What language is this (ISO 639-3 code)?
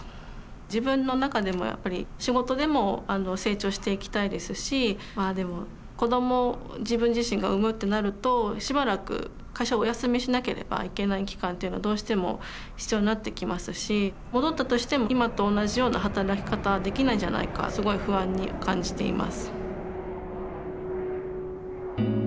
jpn